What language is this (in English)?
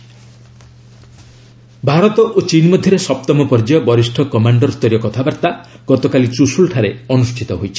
Odia